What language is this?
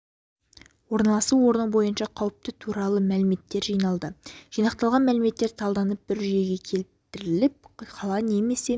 Kazakh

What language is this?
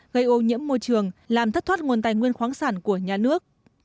Vietnamese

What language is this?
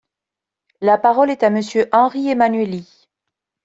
French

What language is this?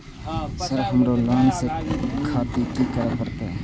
Maithili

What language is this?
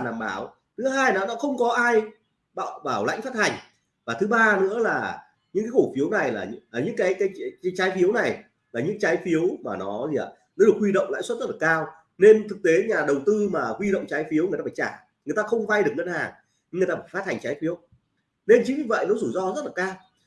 Vietnamese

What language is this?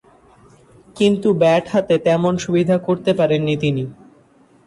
Bangla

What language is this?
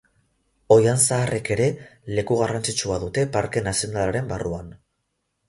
Basque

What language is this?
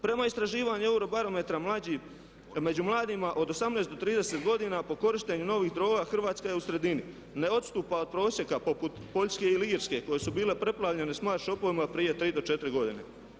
Croatian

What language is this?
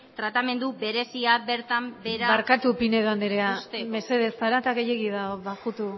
Basque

